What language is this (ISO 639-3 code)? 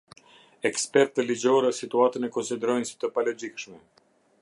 sqi